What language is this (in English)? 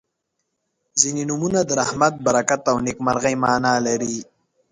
Pashto